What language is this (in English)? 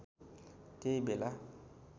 Nepali